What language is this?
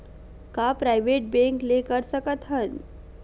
Chhattisgarhi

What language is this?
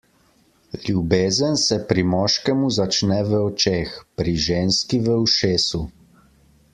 Slovenian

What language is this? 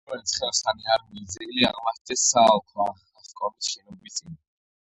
Georgian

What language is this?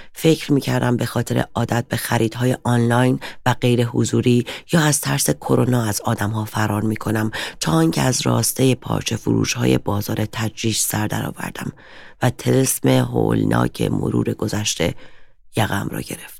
Persian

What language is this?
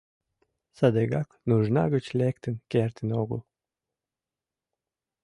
Mari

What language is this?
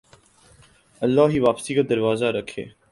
Urdu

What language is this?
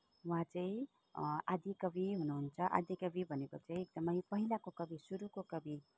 Nepali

